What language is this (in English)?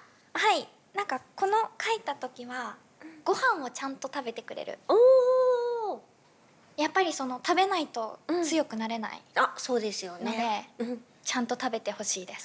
Japanese